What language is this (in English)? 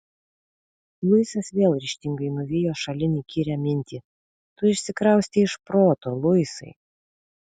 Lithuanian